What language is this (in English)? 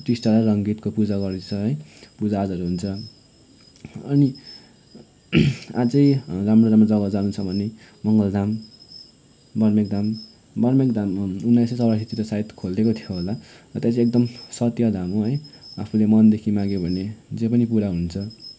Nepali